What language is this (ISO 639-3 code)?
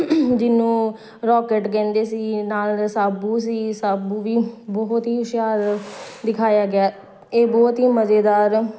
pan